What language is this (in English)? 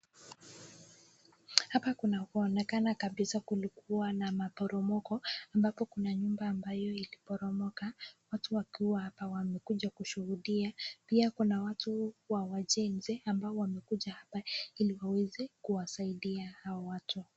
Swahili